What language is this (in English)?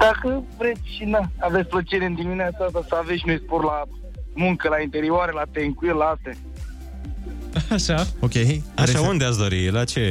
Romanian